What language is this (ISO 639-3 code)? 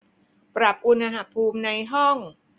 tha